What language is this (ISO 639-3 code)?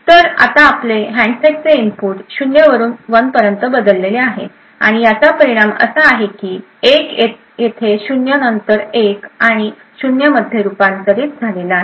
mar